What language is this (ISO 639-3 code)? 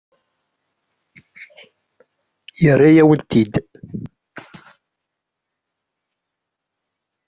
kab